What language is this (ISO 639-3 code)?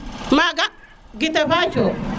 srr